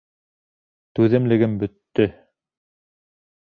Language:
Bashkir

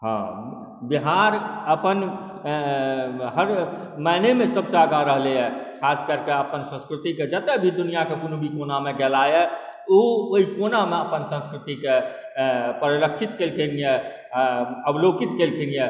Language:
Maithili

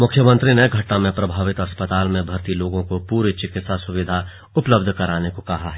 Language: Hindi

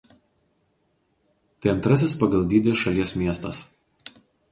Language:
Lithuanian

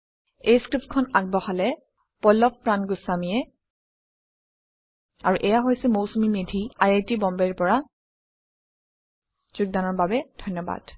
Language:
Assamese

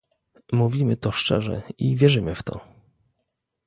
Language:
Polish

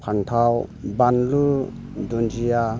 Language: Bodo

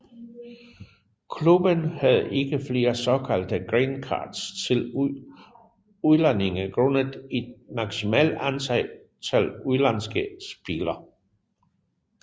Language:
Danish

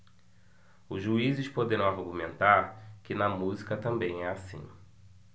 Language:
Portuguese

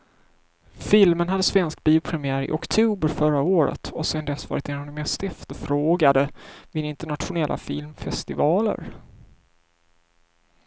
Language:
Swedish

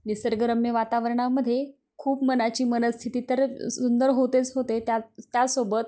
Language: Marathi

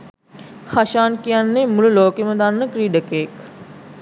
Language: Sinhala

